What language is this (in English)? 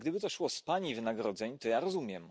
Polish